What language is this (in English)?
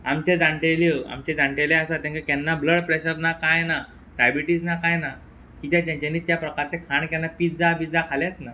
Konkani